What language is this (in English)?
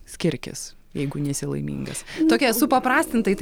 Lithuanian